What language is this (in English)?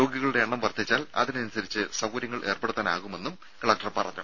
Malayalam